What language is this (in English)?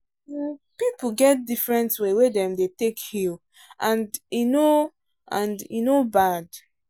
Nigerian Pidgin